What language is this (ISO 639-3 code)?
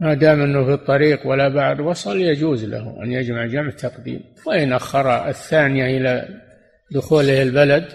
ara